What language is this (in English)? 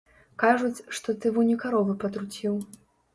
Belarusian